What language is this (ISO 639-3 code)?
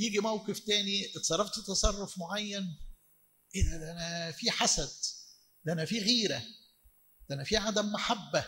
ara